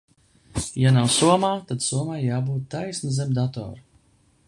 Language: Latvian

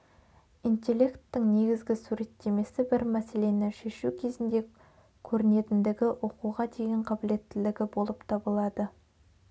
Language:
Kazakh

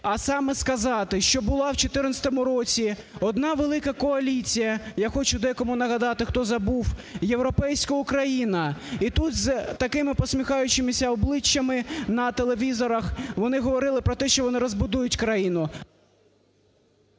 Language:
Ukrainian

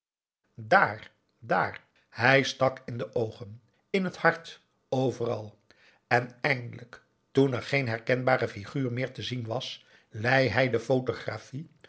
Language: Dutch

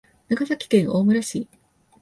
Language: Japanese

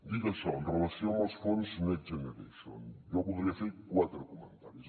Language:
Catalan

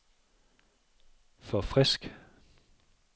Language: Danish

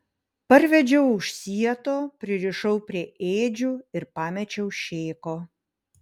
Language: Lithuanian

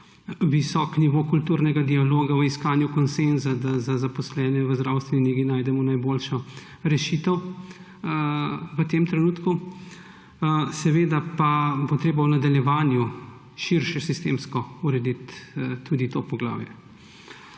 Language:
Slovenian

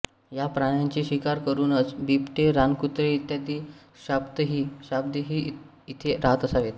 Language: Marathi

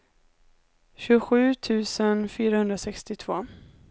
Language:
Swedish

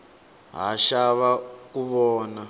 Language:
Tsonga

